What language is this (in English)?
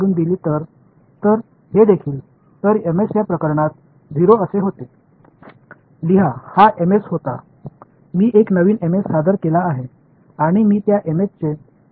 Tamil